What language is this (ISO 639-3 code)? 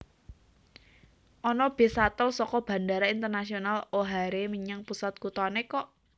jav